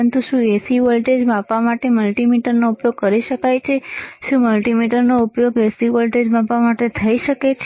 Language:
Gujarati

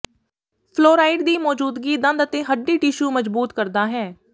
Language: Punjabi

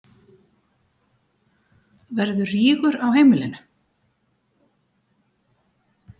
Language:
Icelandic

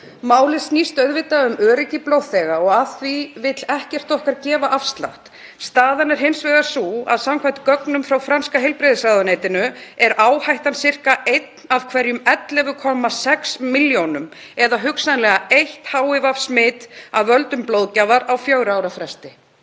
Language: Icelandic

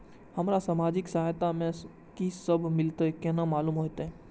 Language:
Maithili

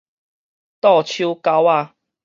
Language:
Min Nan Chinese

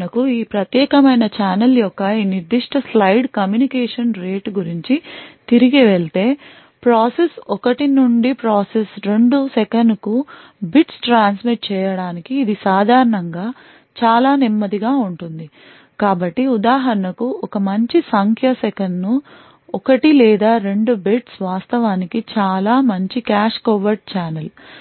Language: Telugu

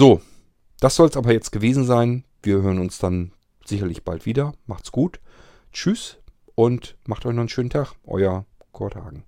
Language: German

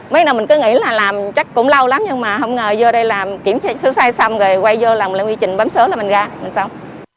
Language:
Vietnamese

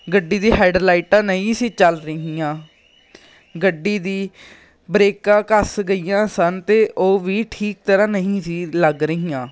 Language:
Punjabi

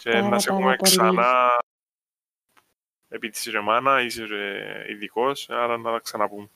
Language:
Greek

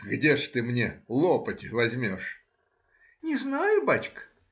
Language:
Russian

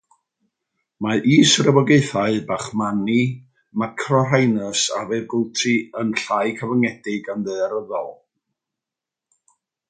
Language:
Welsh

